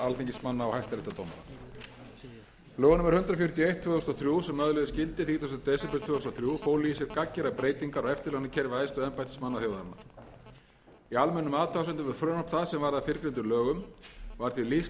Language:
Icelandic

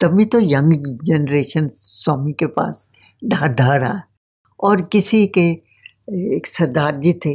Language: Hindi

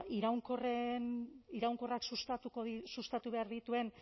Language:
Basque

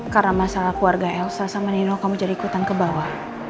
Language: Indonesian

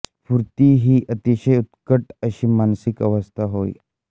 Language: Marathi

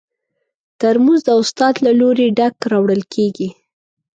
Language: Pashto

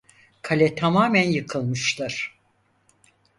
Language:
Turkish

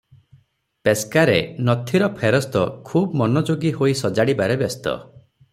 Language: Odia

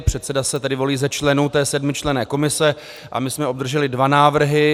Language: Czech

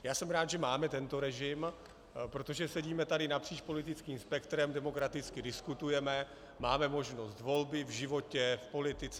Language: Czech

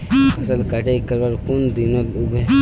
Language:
Magahi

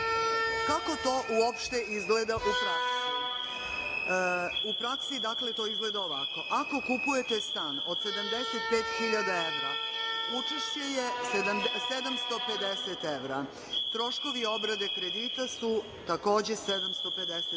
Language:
Serbian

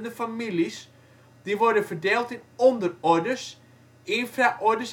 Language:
Dutch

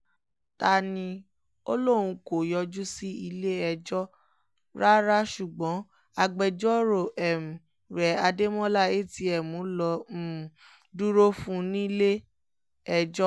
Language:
Yoruba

